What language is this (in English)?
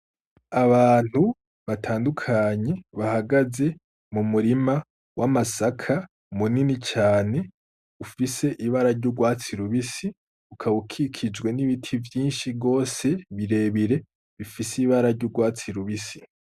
Rundi